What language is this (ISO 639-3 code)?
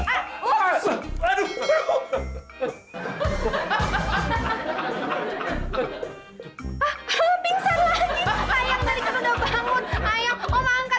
ind